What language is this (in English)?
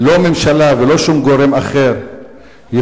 Hebrew